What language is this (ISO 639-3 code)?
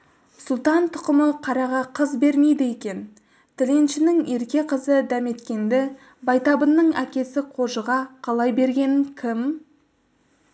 kaz